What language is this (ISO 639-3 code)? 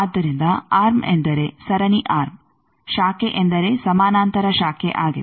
kan